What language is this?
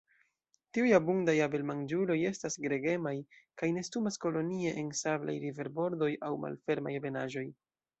Esperanto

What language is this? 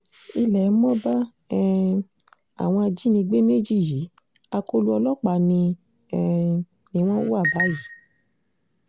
Yoruba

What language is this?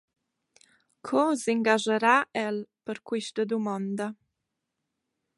Romansh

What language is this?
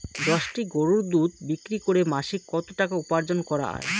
Bangla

